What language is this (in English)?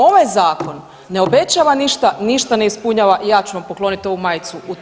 Croatian